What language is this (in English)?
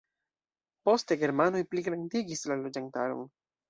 Esperanto